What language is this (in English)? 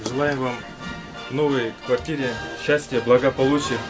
Kazakh